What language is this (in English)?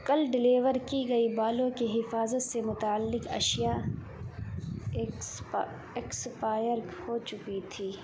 Urdu